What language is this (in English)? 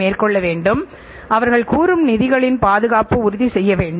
Tamil